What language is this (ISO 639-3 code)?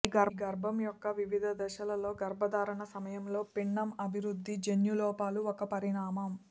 tel